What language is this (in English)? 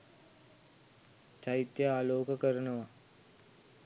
Sinhala